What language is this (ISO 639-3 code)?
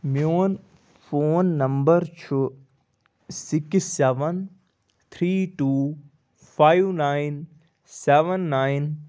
kas